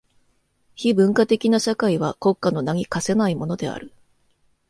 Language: Japanese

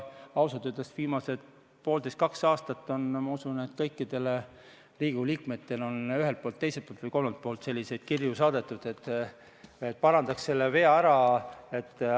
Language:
Estonian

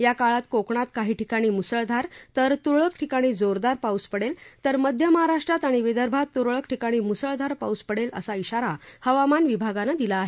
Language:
Marathi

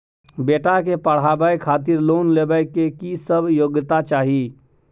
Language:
Maithili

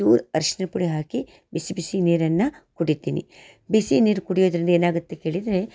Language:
Kannada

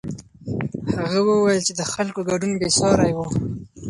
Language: Pashto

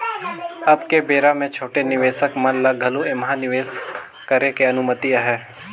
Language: Chhattisgarhi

